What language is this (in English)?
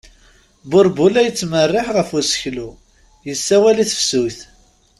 Kabyle